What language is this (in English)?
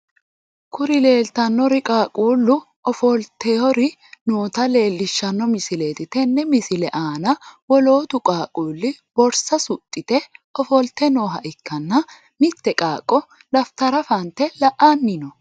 Sidamo